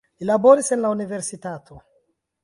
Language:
Esperanto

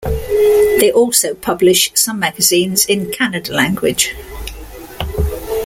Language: English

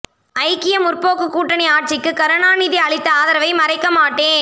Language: Tamil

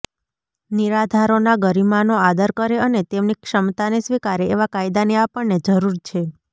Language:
Gujarati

